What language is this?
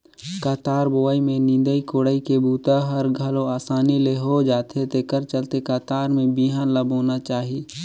Chhattisgarhi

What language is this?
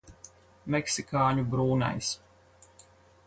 Latvian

